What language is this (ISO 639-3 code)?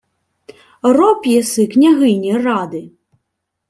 ukr